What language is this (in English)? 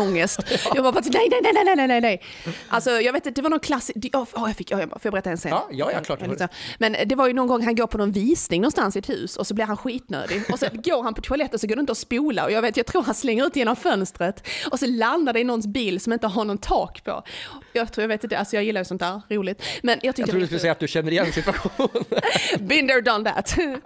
Swedish